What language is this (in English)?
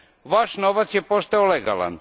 Croatian